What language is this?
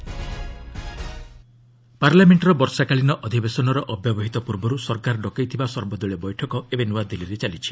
Odia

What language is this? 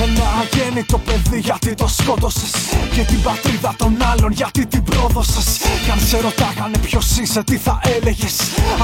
Greek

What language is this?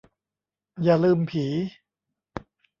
Thai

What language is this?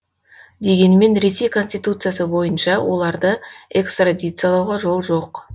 Kazakh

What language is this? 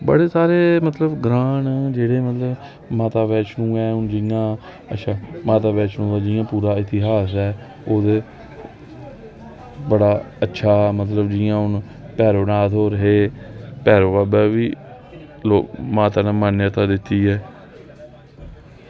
Dogri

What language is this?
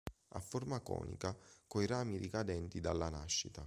Italian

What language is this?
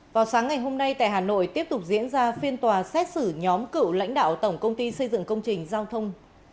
Vietnamese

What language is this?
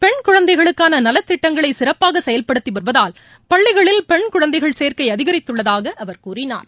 Tamil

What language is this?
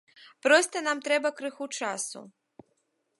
Belarusian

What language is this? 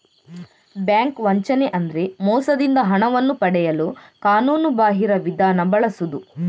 Kannada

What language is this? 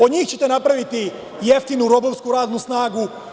Serbian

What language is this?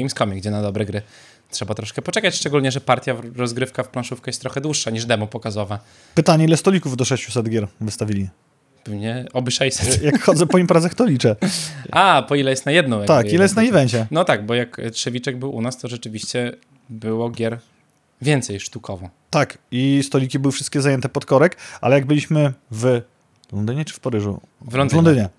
Polish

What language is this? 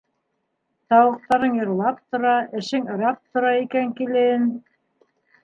Bashkir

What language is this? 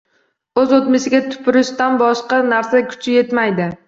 Uzbek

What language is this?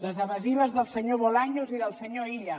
Catalan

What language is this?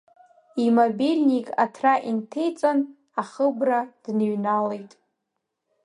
Abkhazian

